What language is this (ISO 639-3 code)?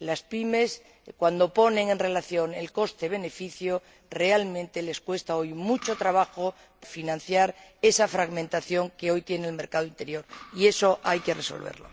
spa